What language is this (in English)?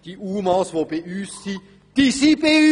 Swiss German